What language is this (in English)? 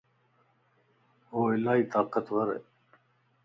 Lasi